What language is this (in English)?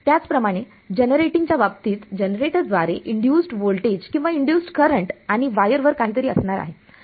Marathi